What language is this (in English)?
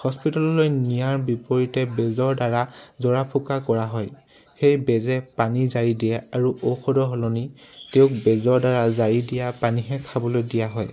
Assamese